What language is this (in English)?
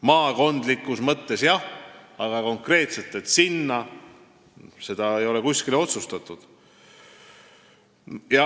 Estonian